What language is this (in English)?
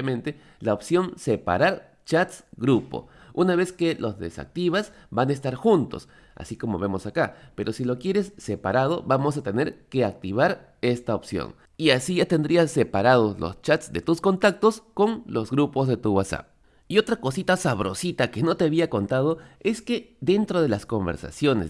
Spanish